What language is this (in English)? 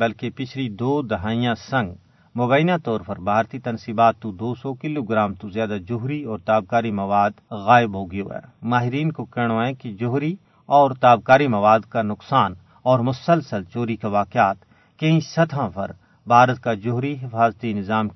Urdu